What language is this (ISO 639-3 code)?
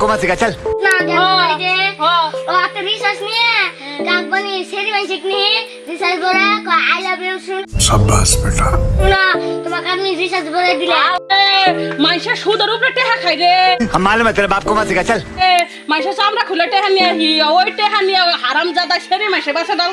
ben